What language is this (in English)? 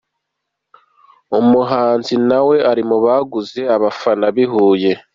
Kinyarwanda